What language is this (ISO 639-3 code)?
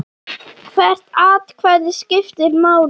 isl